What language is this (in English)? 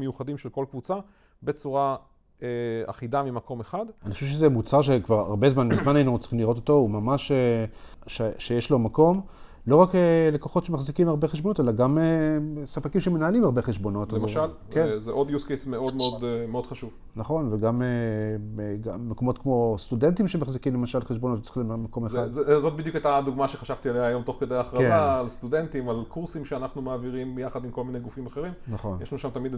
Hebrew